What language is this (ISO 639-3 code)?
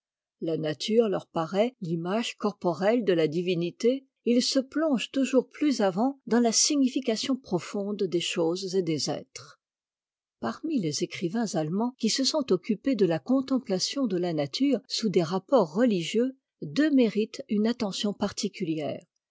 fra